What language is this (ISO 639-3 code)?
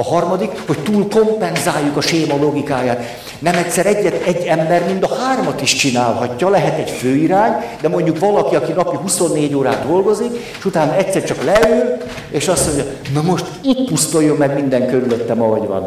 hun